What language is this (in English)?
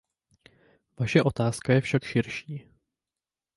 Czech